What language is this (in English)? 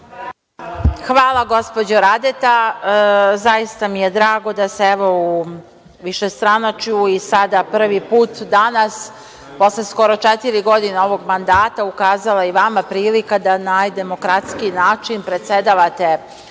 Serbian